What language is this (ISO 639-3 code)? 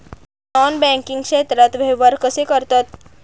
mar